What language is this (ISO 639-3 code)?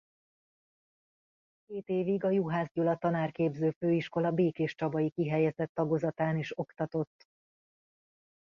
hun